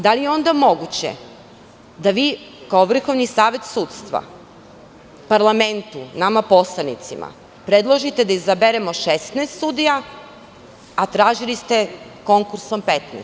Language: Serbian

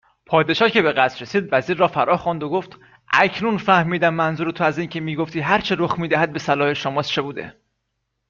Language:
Persian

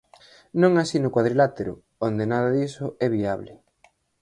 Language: Galician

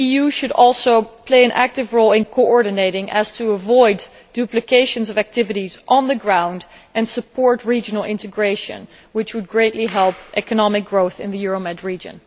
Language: English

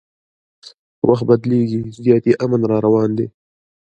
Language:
Pashto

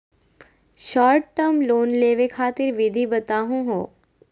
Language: Magahi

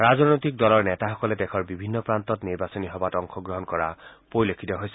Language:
Assamese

